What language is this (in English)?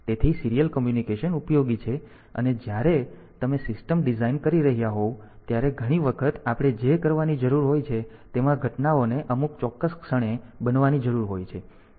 Gujarati